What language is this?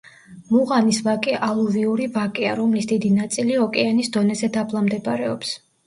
Georgian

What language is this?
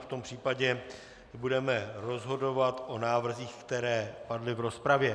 Czech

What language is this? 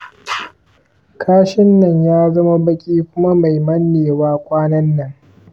Hausa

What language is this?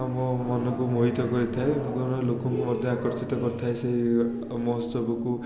Odia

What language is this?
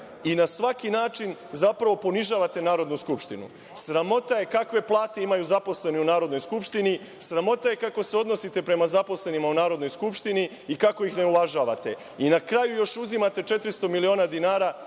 Serbian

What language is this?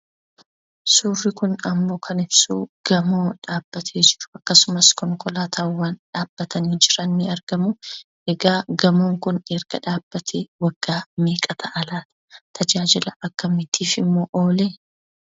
Oromo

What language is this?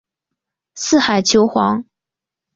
Chinese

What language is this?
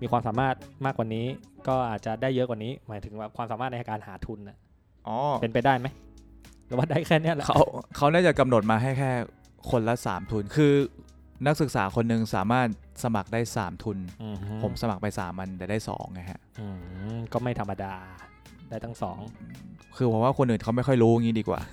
Thai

